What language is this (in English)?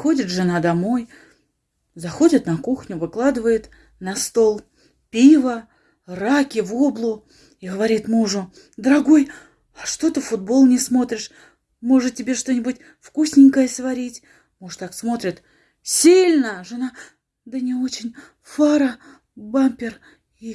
Russian